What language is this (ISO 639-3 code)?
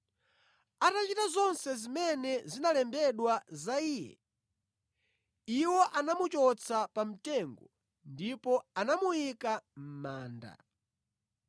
nya